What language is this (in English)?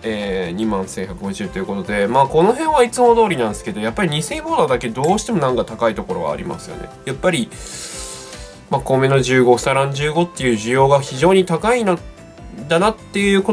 Japanese